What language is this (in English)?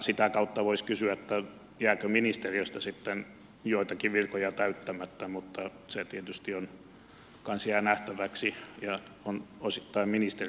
Finnish